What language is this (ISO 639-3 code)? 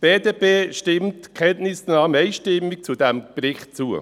gsw